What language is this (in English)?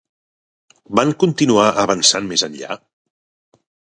Catalan